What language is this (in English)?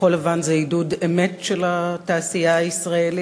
Hebrew